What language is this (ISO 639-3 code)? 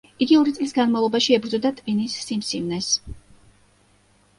kat